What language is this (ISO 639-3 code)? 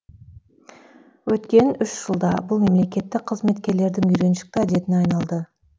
kaz